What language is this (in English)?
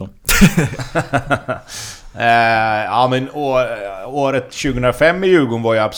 Swedish